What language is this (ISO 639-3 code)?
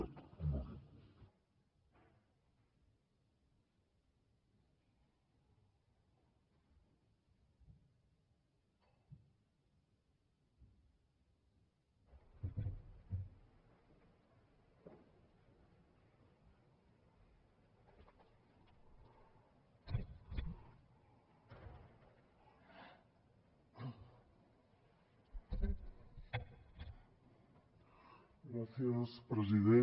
cat